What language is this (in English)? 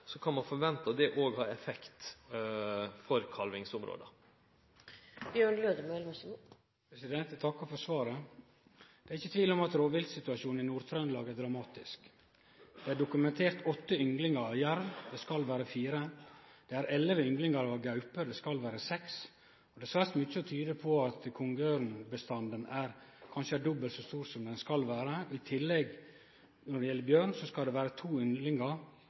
Norwegian Nynorsk